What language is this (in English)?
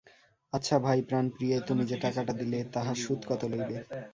Bangla